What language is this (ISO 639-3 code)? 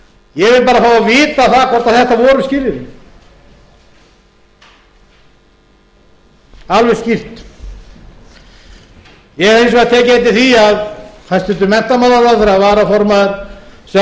isl